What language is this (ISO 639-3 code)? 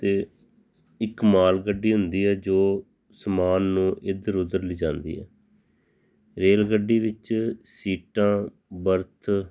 pan